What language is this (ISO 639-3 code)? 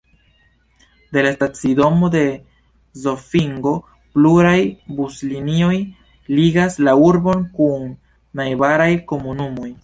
epo